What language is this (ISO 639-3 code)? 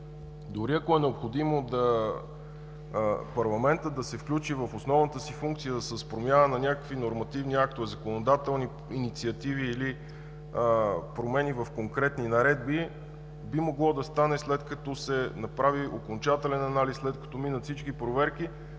bul